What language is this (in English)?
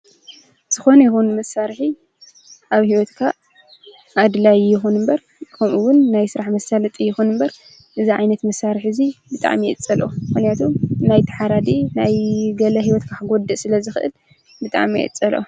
Tigrinya